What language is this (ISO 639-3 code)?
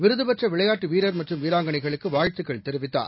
tam